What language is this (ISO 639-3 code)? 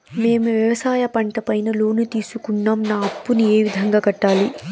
tel